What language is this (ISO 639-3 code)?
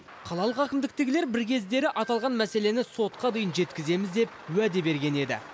kaz